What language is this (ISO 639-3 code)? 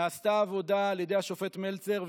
heb